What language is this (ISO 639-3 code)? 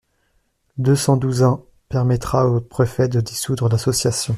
fra